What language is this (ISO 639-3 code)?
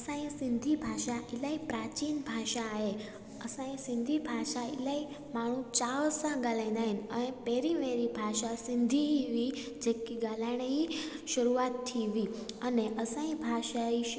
snd